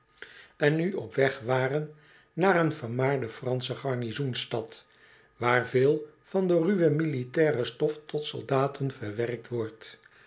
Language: Dutch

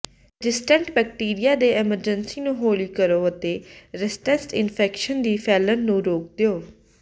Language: Punjabi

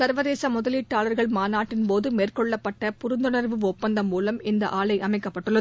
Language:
Tamil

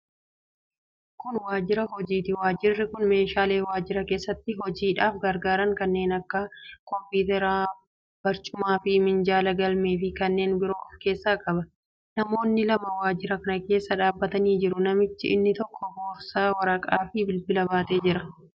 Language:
Oromo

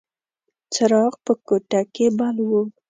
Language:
Pashto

